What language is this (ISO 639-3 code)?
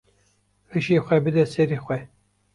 kur